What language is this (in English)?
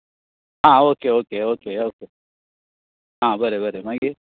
Konkani